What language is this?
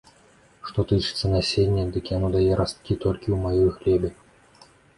Belarusian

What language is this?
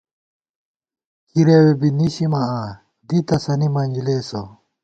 Gawar-Bati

